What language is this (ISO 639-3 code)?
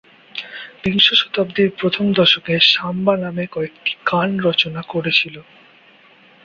ben